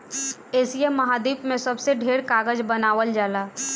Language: Bhojpuri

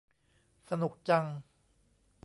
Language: Thai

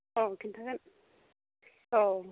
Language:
Bodo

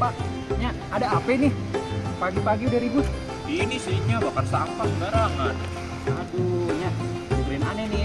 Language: Indonesian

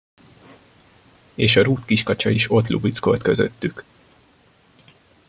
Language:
Hungarian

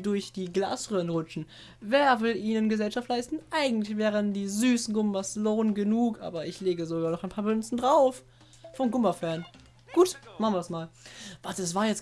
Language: German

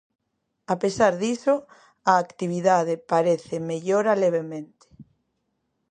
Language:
Galician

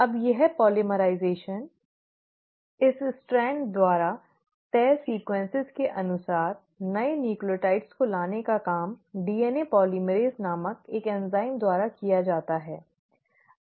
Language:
Hindi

